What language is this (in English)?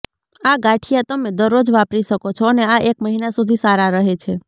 Gujarati